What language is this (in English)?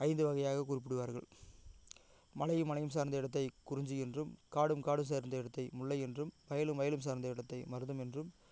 Tamil